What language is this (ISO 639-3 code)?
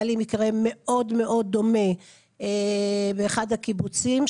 heb